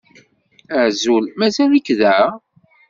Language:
Kabyle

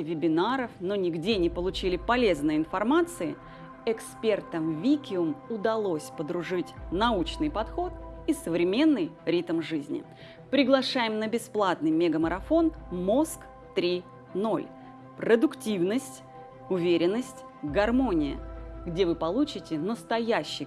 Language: Russian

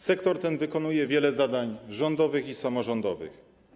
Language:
Polish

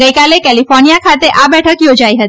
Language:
Gujarati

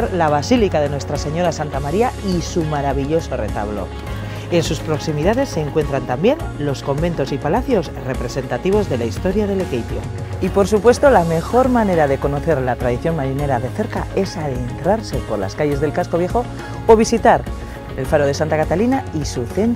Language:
Spanish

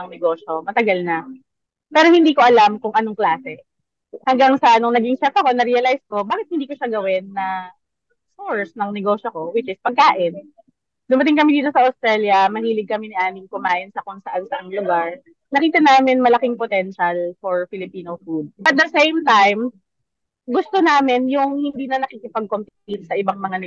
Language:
Filipino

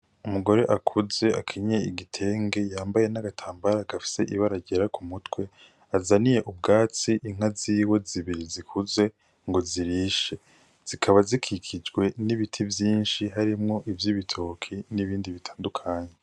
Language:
Rundi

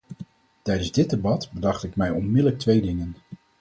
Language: Dutch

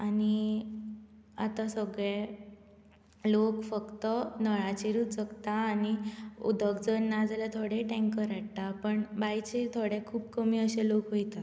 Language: Konkani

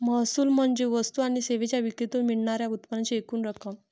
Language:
Marathi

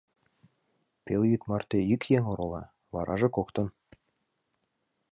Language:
Mari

